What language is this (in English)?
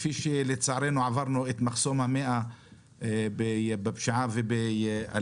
Hebrew